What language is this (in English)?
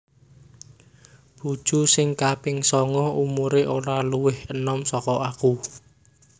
Javanese